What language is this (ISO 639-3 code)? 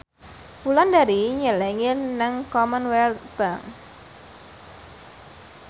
jav